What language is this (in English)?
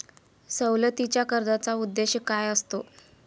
Marathi